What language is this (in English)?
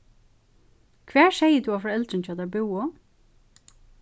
Faroese